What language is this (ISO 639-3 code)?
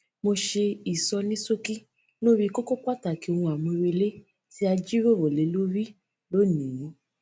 yor